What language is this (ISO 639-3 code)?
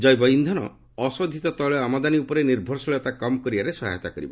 ori